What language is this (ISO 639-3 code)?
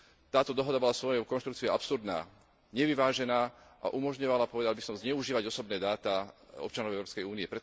slk